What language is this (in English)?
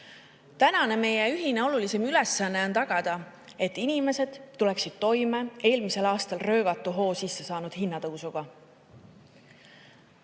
Estonian